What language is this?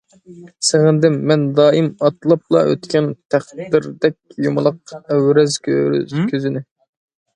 Uyghur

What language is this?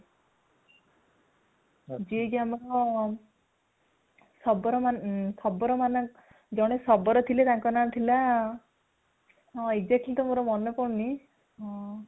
Odia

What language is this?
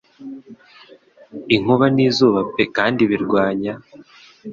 Kinyarwanda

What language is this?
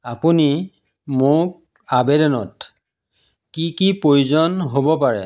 Assamese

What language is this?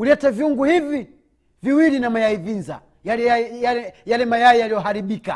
Swahili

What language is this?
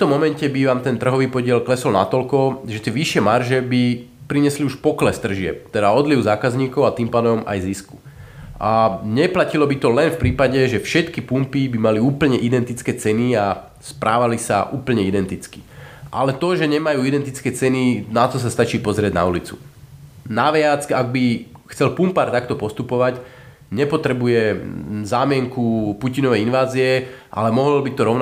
Slovak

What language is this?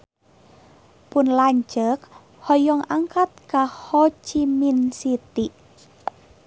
Sundanese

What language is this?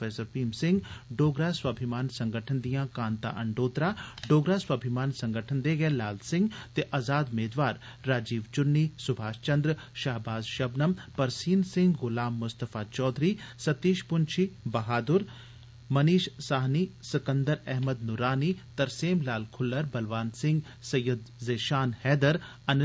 Dogri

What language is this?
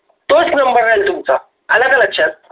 Marathi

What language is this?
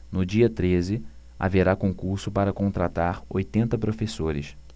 Portuguese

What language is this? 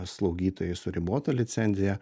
Lithuanian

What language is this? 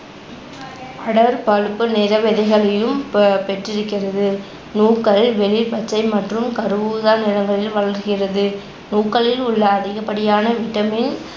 Tamil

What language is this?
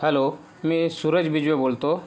Marathi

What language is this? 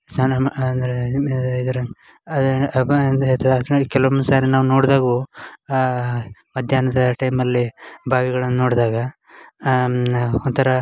Kannada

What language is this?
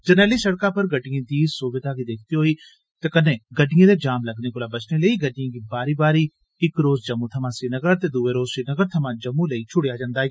Dogri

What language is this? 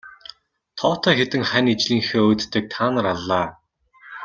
Mongolian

